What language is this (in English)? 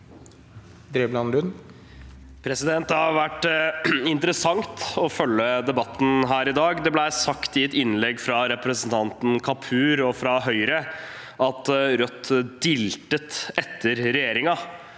Norwegian